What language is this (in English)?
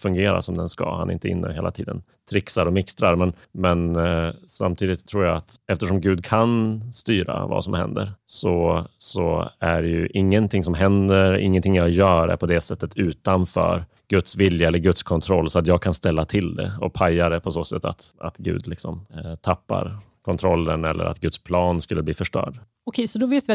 Swedish